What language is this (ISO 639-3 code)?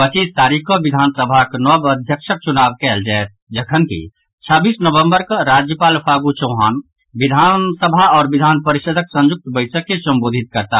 mai